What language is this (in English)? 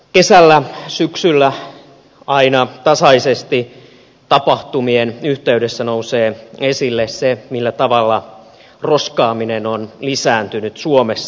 Finnish